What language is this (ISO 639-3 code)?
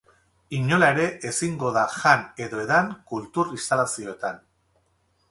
eus